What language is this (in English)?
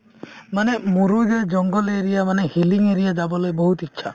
Assamese